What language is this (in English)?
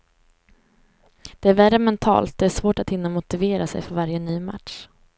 Swedish